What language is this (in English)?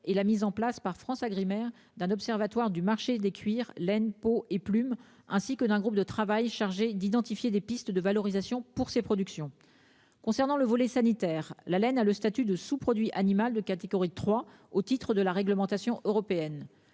French